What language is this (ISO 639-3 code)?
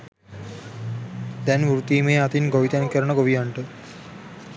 sin